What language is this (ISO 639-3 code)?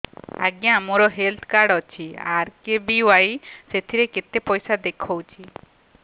ori